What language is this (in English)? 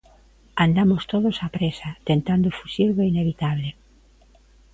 Galician